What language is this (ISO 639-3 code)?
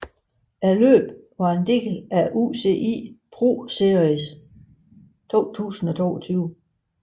dan